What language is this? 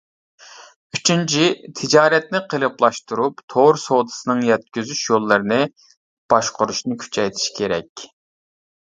Uyghur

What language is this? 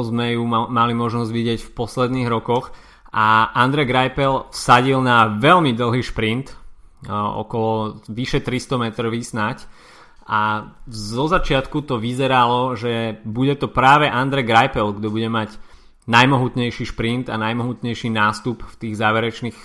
Slovak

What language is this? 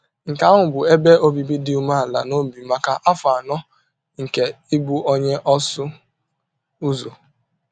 Igbo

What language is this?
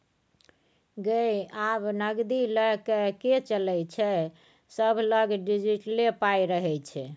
Maithili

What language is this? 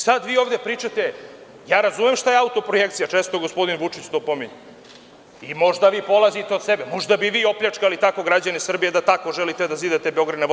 Serbian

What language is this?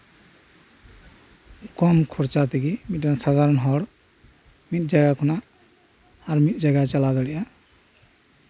Santali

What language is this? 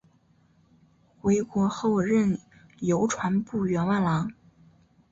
Chinese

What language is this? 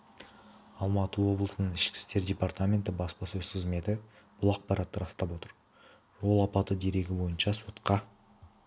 Kazakh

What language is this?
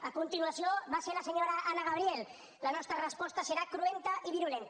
Catalan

